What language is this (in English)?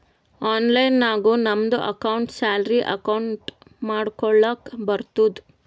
Kannada